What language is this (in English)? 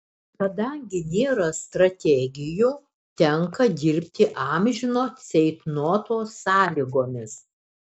Lithuanian